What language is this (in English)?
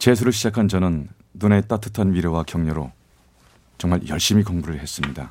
Korean